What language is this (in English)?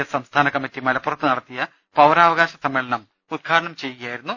Malayalam